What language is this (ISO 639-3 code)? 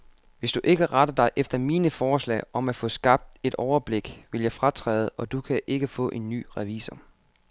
dan